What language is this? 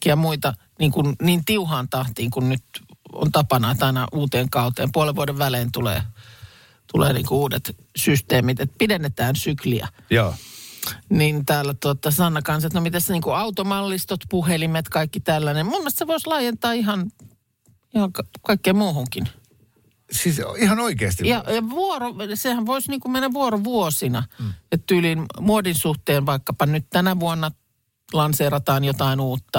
Finnish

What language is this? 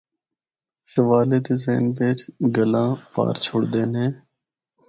Northern Hindko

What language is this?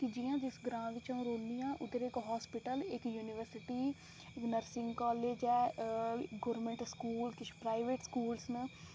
Dogri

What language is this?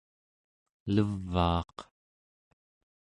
Central Yupik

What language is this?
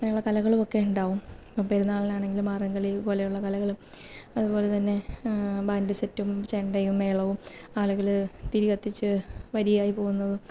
Malayalam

